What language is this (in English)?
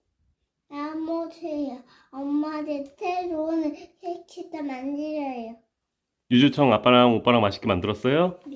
Korean